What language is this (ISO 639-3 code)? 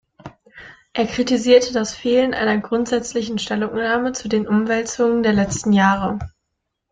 deu